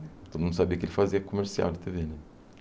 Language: Portuguese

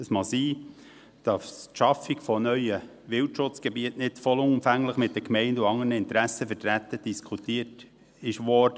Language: Swiss German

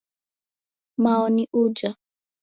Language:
Taita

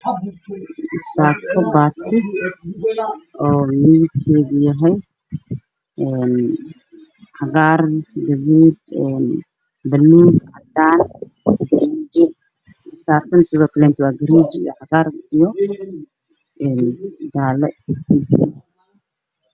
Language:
Somali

